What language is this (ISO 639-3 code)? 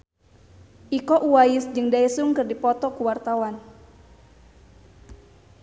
sun